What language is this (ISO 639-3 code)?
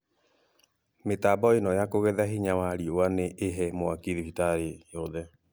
kik